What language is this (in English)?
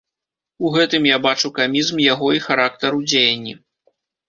Belarusian